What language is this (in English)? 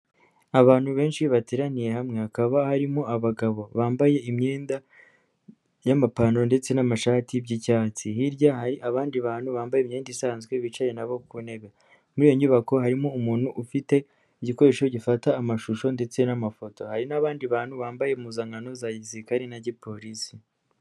Kinyarwanda